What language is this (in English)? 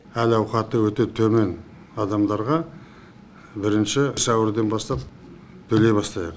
Kazakh